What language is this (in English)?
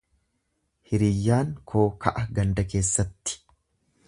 Oromo